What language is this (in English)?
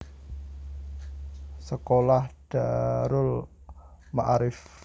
Javanese